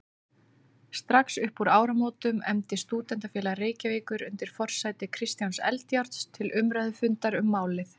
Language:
Icelandic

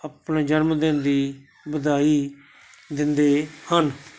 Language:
Punjabi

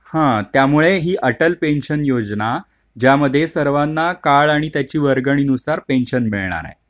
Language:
Marathi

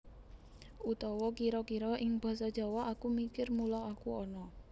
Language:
Javanese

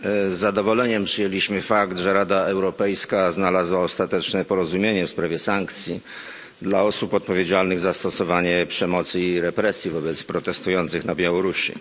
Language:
Polish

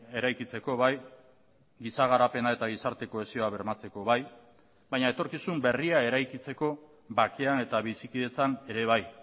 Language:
Basque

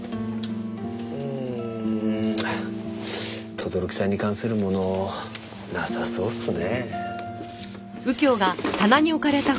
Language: Japanese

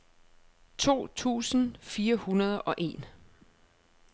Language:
Danish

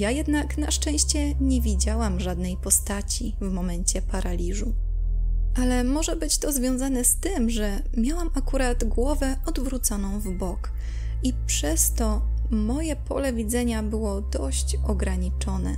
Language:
Polish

